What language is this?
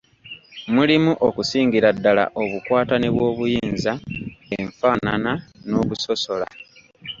Ganda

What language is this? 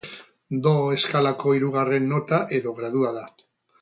Basque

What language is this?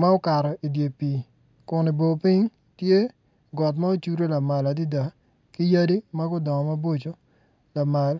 Acoli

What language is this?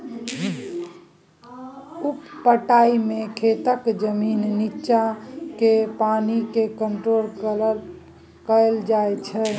Maithili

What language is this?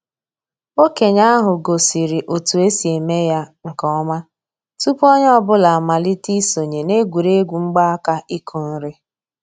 Igbo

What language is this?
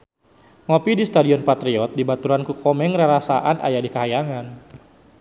Sundanese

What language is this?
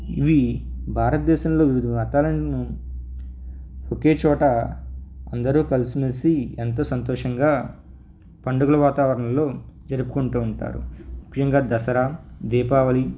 Telugu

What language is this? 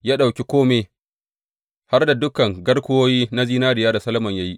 Hausa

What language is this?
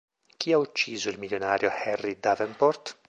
Italian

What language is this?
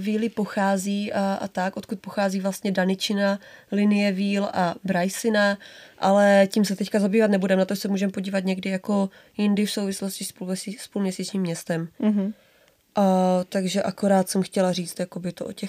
Czech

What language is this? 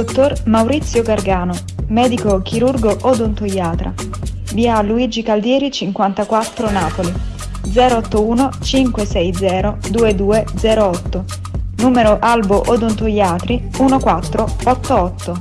Italian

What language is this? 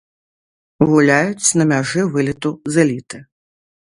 Belarusian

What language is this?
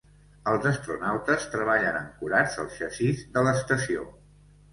Catalan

